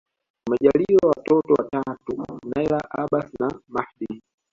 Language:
Swahili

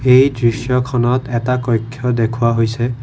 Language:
Assamese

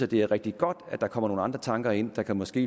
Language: Danish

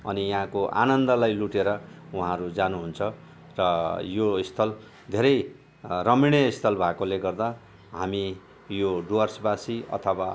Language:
Nepali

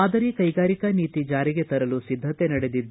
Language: Kannada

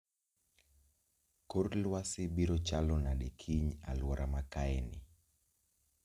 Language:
Luo (Kenya and Tanzania)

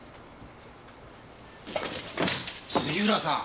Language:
Japanese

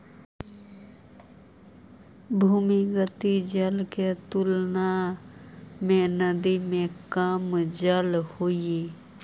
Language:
Magahi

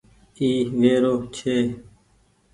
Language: Goaria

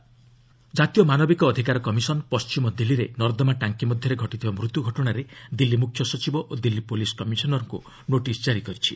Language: Odia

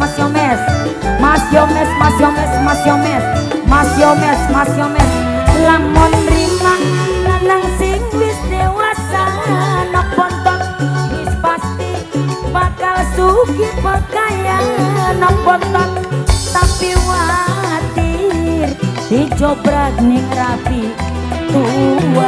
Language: Indonesian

